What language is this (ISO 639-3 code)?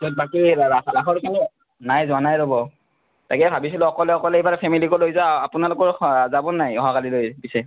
asm